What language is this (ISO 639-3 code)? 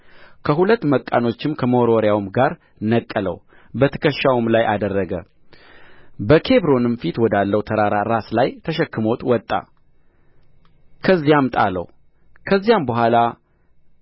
amh